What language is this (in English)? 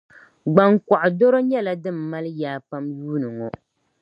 Dagbani